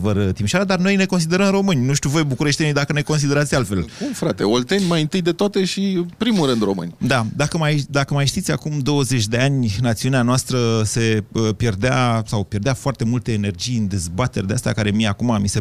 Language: Romanian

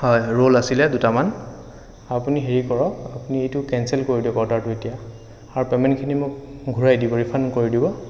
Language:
Assamese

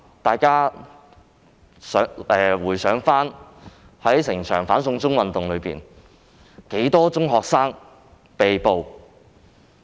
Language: Cantonese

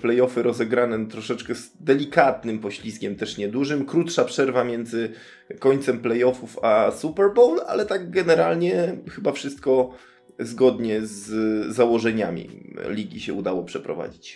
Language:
Polish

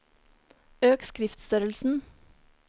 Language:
Norwegian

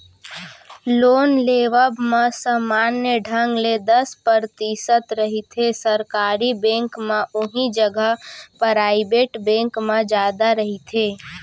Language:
Chhattisgarhi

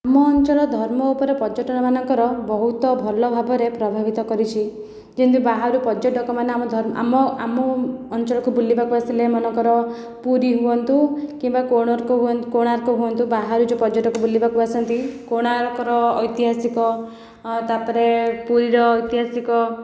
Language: Odia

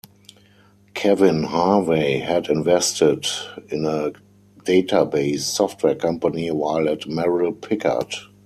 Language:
English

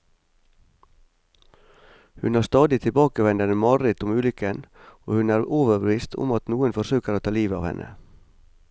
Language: Norwegian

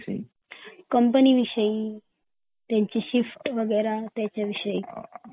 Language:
Marathi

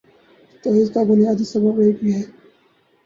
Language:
Urdu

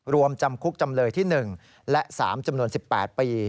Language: Thai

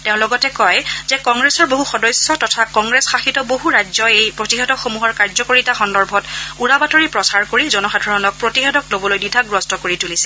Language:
Assamese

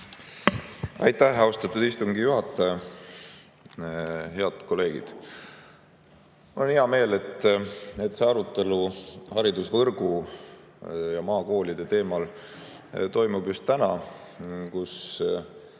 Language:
Estonian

